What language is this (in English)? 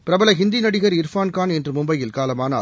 Tamil